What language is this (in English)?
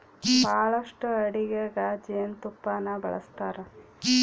Kannada